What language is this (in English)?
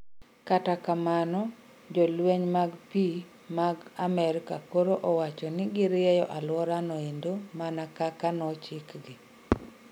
Luo (Kenya and Tanzania)